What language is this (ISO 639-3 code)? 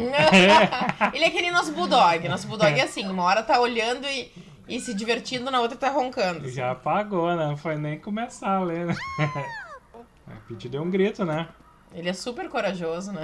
por